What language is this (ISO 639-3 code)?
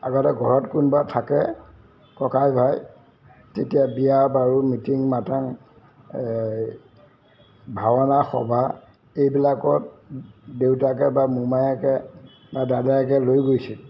asm